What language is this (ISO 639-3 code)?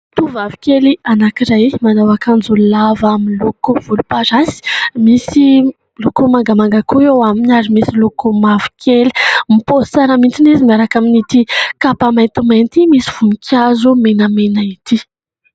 mlg